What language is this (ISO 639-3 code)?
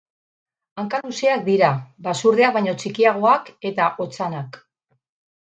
eus